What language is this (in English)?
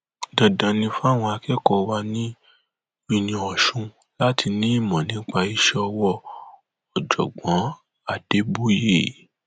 Yoruba